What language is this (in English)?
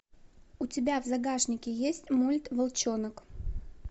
Russian